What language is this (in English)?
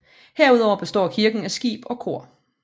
Danish